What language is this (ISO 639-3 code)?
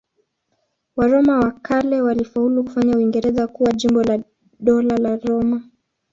swa